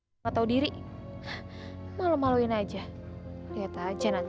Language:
Indonesian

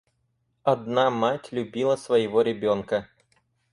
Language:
Russian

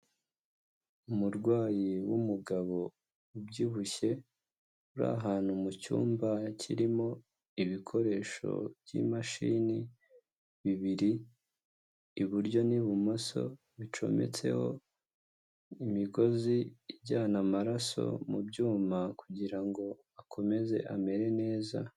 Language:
Kinyarwanda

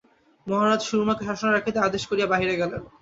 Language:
Bangla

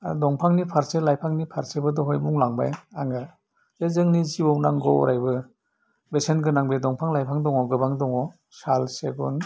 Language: Bodo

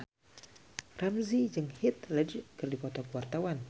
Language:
Sundanese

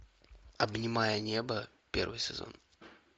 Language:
Russian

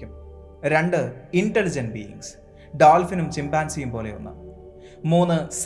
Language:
Malayalam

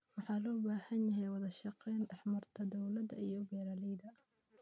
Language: Somali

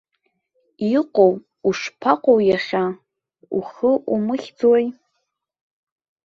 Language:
Abkhazian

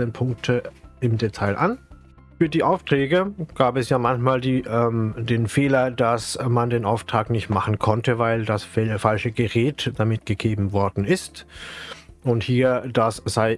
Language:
German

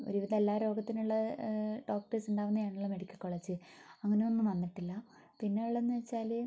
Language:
Malayalam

